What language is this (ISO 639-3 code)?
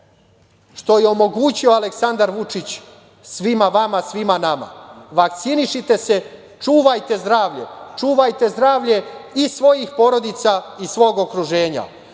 srp